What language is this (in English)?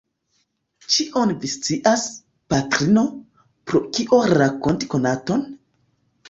Esperanto